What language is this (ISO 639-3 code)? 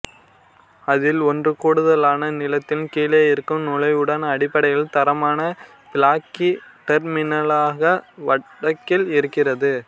tam